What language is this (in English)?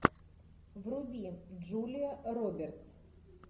Russian